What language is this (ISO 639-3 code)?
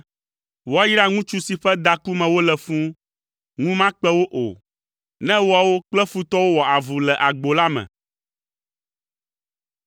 ewe